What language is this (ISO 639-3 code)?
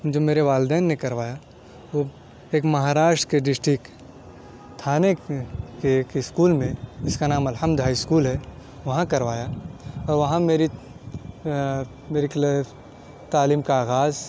urd